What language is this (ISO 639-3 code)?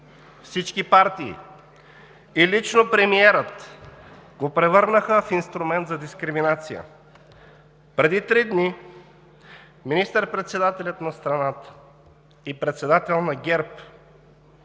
bul